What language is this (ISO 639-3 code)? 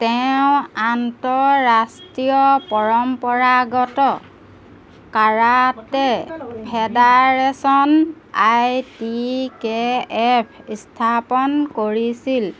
asm